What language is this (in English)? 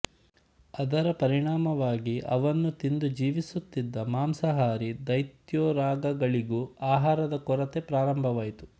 Kannada